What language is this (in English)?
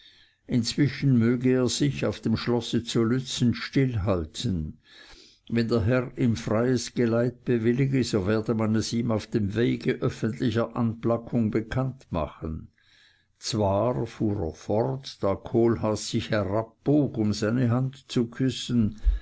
German